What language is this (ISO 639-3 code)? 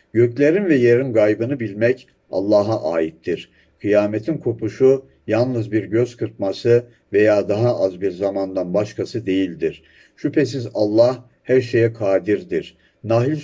tur